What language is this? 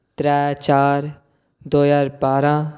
Dogri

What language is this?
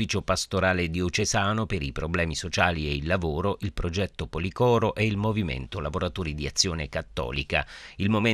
Italian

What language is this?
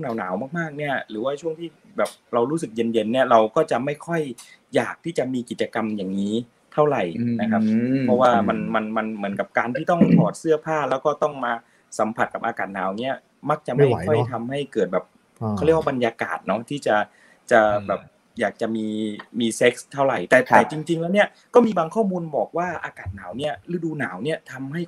Thai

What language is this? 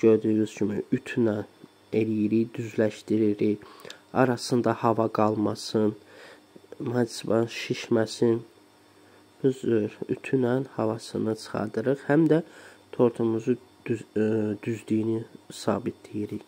Turkish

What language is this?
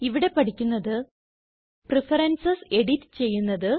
Malayalam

